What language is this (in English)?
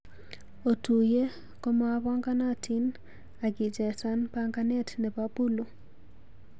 Kalenjin